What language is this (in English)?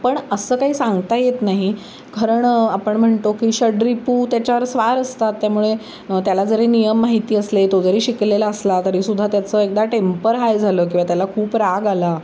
Marathi